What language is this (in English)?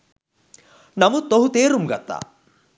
Sinhala